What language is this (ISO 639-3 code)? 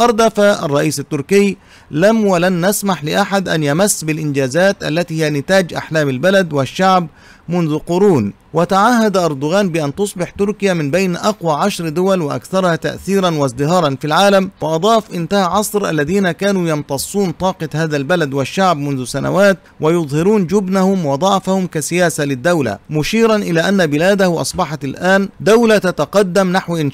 ara